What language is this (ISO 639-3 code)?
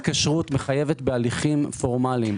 heb